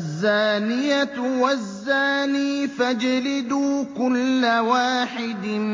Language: Arabic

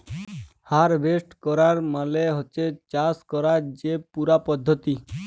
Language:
Bangla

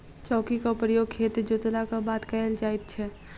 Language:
Maithili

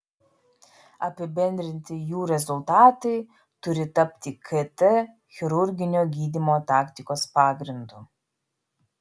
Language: Lithuanian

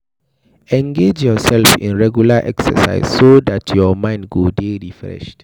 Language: Nigerian Pidgin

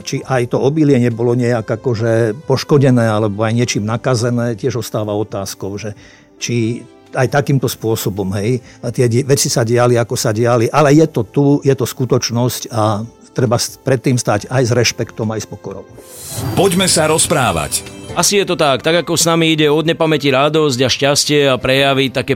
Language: Slovak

